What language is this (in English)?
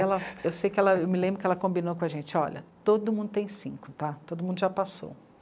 Portuguese